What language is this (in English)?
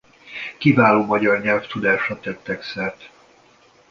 Hungarian